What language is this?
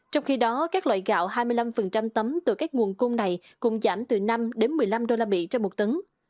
Vietnamese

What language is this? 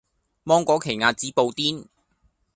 Cantonese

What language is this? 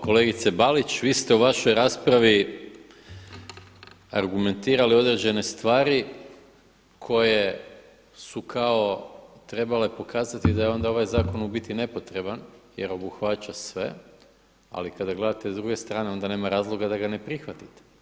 Croatian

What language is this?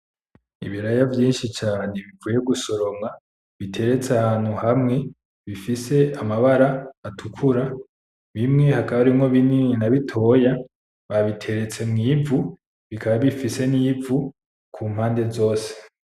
Rundi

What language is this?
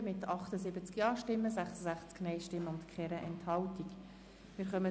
Swiss German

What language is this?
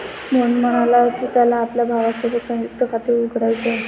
Marathi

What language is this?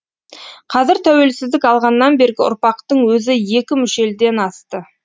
Kazakh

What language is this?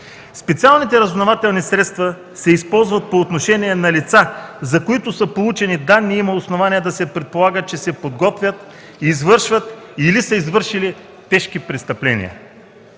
Bulgarian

